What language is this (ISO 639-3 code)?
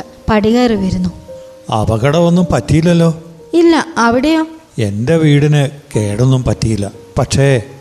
mal